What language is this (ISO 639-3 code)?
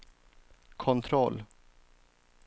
swe